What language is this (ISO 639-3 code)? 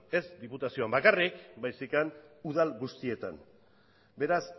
eus